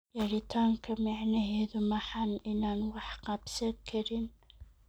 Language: Somali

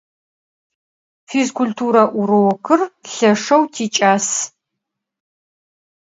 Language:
Adyghe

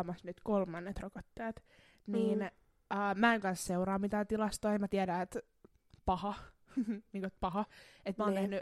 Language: Finnish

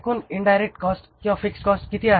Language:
Marathi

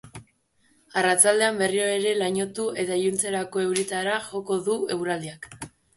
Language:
Basque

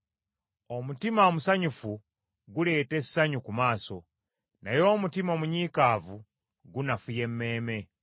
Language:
Ganda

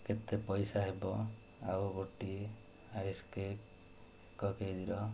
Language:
Odia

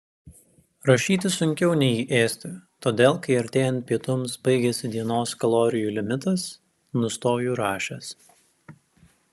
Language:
Lithuanian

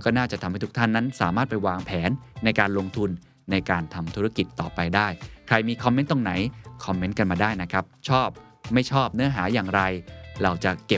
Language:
Thai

